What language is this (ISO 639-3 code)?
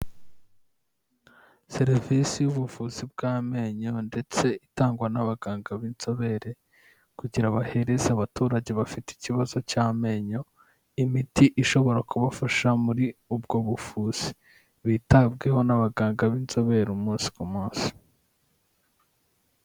kin